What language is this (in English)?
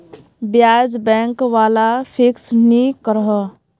Magahi